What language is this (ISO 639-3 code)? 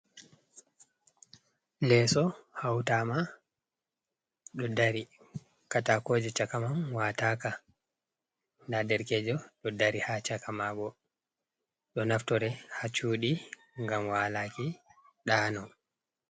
ful